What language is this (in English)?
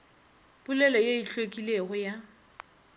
Northern Sotho